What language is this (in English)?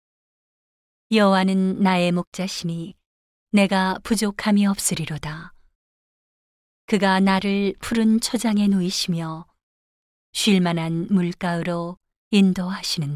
Korean